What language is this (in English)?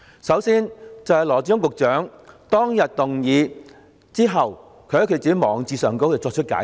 Cantonese